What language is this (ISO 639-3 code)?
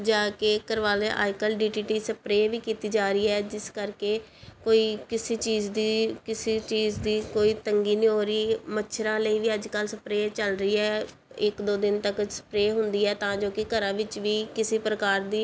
pan